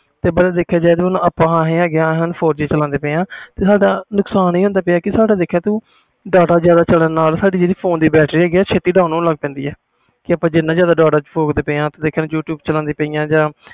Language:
Punjabi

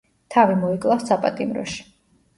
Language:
Georgian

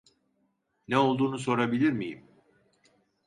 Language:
Turkish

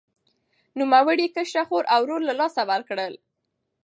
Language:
Pashto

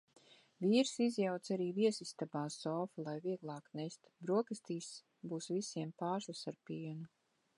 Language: Latvian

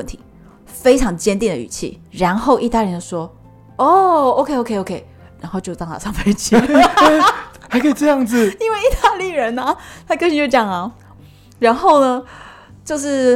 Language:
Chinese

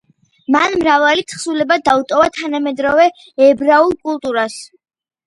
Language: Georgian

